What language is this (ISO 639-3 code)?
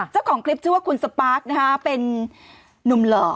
tha